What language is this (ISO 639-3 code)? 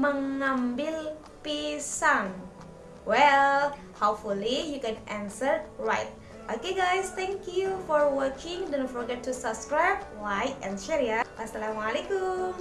ind